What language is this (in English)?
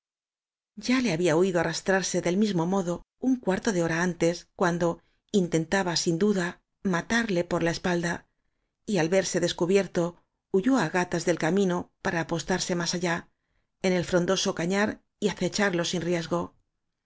Spanish